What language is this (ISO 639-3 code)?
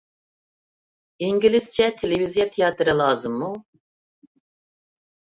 uig